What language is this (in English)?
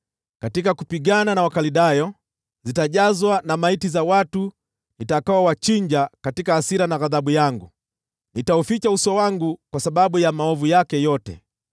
Swahili